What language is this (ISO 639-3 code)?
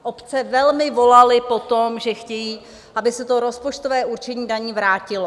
ces